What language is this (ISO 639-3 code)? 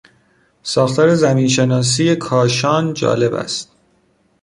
fas